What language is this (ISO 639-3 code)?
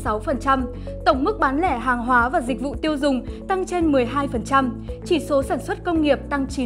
vie